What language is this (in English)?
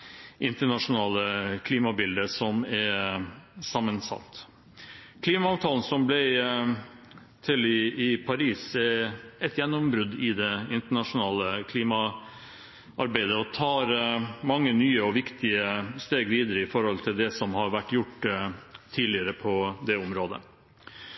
Norwegian Bokmål